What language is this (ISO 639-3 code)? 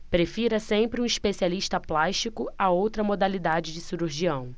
por